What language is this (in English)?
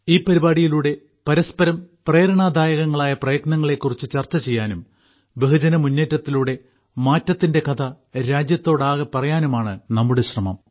Malayalam